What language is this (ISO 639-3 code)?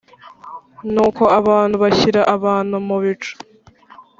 kin